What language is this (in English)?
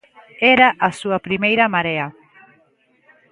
Galician